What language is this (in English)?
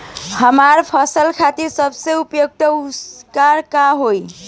Bhojpuri